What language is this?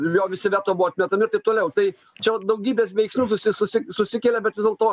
Lithuanian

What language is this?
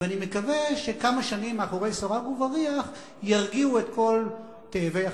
Hebrew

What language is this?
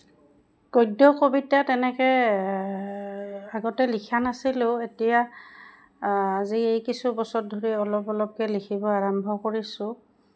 Assamese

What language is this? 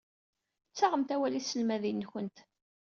Kabyle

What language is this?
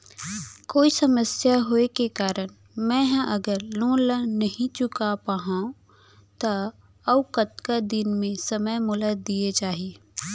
Chhattisgarhi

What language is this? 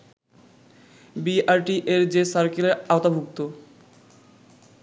Bangla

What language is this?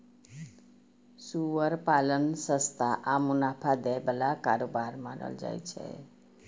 Maithili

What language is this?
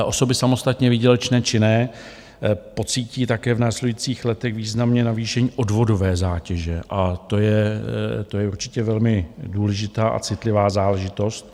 Czech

